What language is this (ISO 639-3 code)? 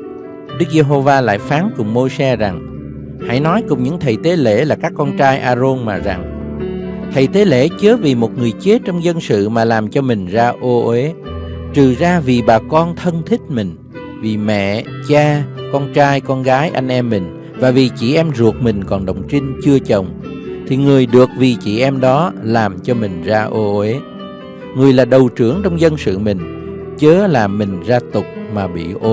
vie